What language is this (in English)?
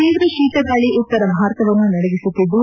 Kannada